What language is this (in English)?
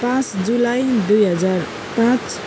Nepali